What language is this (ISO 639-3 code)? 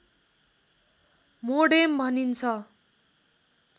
nep